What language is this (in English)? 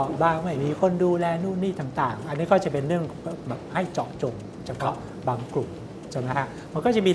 Thai